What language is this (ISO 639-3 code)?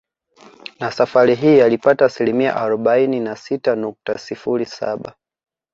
swa